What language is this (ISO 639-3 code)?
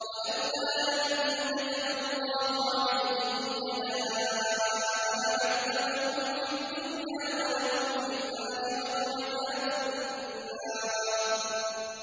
ara